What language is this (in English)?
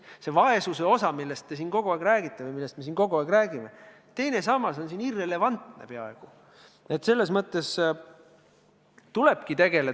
Estonian